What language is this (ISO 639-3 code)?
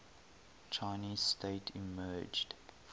eng